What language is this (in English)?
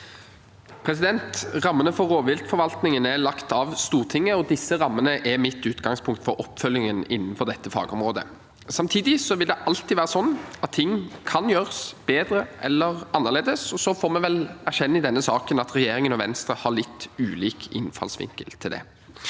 Norwegian